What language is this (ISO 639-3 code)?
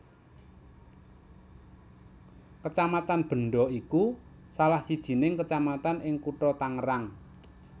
jav